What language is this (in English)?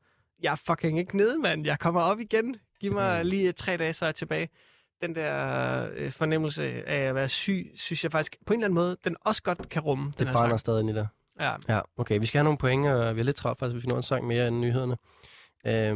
Danish